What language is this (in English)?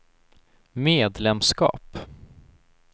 Swedish